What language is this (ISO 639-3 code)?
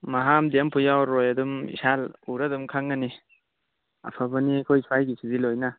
mni